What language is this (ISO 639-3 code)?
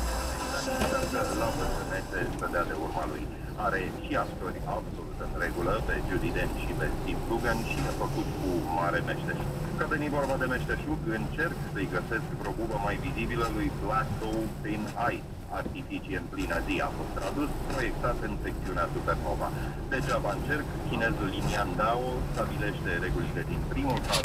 ron